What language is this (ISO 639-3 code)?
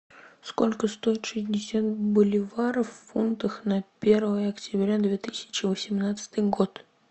rus